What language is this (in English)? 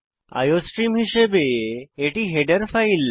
Bangla